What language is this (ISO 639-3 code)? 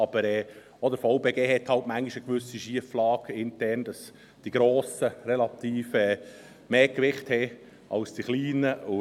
gsw